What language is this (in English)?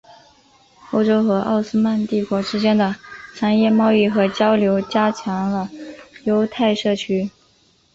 Chinese